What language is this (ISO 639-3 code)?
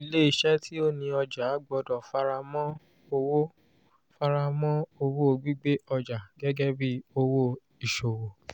yor